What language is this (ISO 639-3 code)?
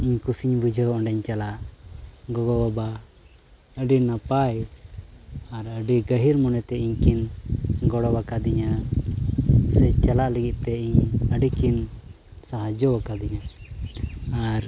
sat